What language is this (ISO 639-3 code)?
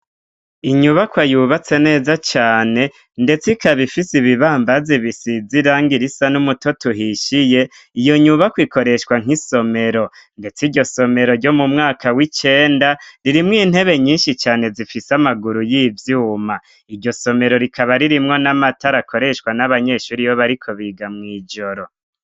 run